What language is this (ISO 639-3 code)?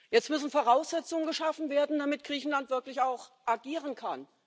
deu